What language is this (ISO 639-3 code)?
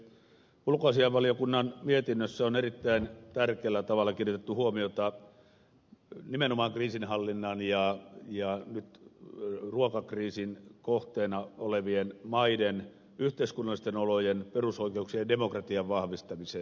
fin